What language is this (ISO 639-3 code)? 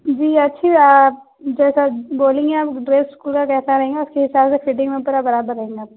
urd